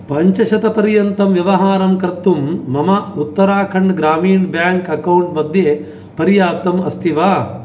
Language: Sanskrit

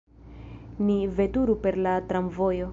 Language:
Esperanto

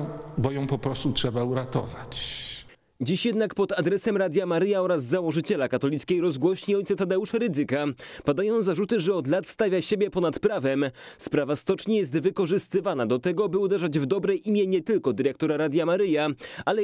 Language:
Polish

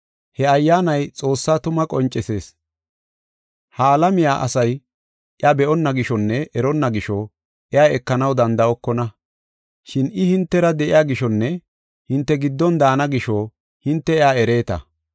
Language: Gofa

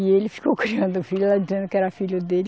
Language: Portuguese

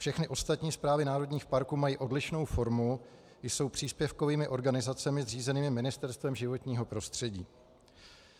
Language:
Czech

